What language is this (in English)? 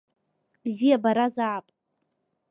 Abkhazian